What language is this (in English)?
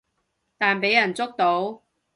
Cantonese